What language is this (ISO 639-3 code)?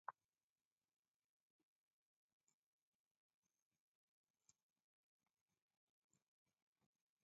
dav